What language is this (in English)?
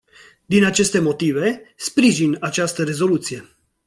Romanian